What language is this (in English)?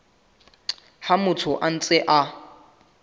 Southern Sotho